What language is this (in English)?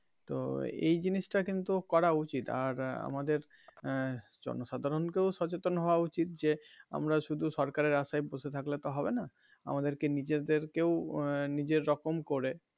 Bangla